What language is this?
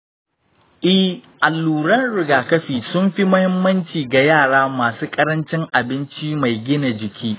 Hausa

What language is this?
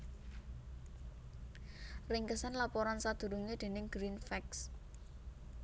Javanese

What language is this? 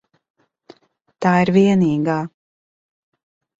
Latvian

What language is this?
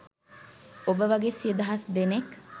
Sinhala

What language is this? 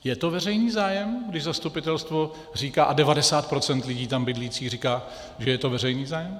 Czech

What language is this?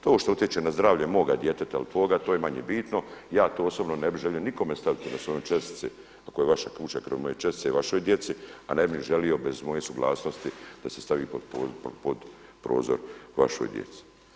Croatian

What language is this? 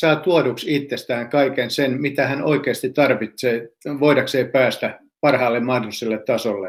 Finnish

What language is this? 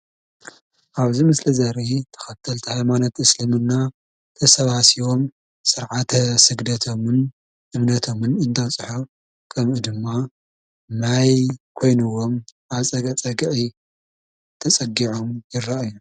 Tigrinya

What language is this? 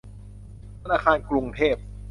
Thai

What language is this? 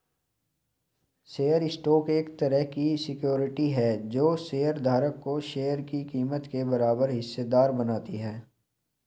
Hindi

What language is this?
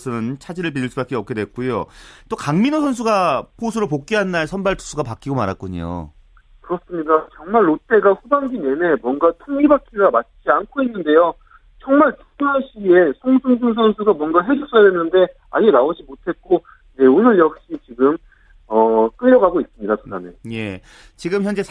Korean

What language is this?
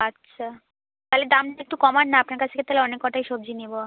Bangla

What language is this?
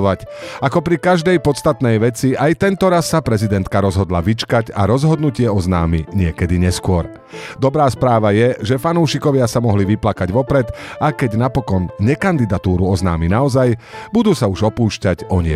Slovak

